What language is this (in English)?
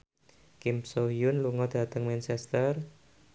Javanese